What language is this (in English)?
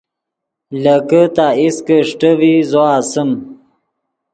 Yidgha